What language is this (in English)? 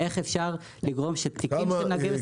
Hebrew